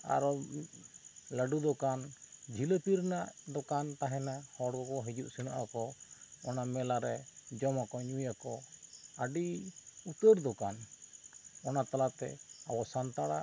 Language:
Santali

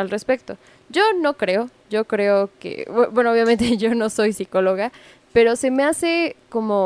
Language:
Spanish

